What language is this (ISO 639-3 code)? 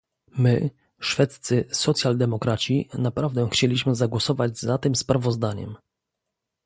pol